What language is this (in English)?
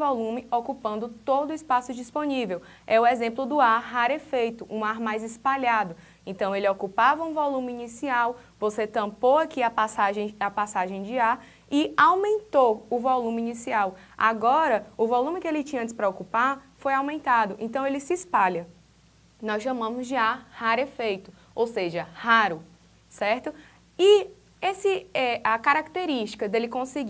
Portuguese